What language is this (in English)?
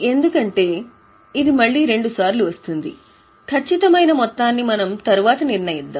Telugu